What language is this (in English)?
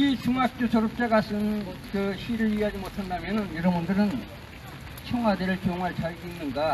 Korean